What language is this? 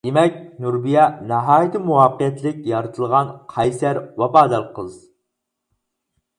Uyghur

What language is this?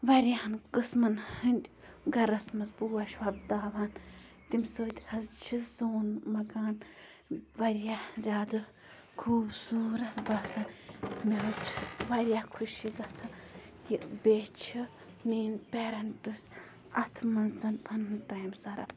Kashmiri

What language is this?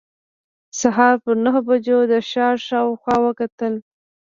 Pashto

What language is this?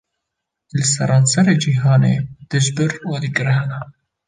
Kurdish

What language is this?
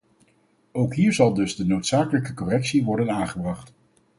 Dutch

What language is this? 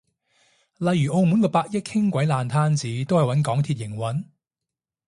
Cantonese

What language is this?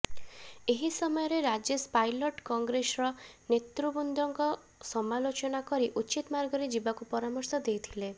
Odia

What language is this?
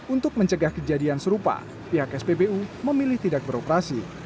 Indonesian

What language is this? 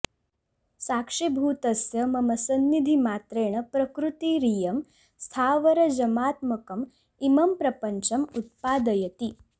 Sanskrit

